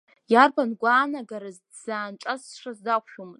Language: Abkhazian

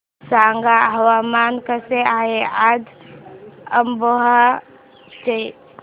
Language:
Marathi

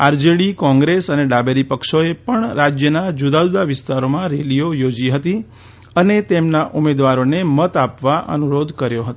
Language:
Gujarati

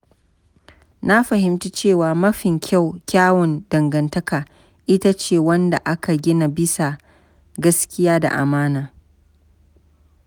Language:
Hausa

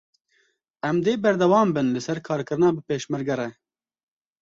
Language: Kurdish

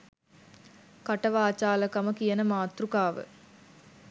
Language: Sinhala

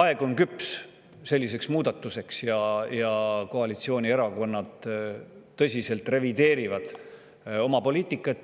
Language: Estonian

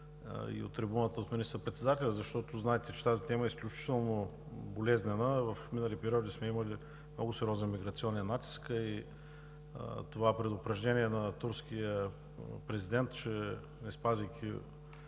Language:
Bulgarian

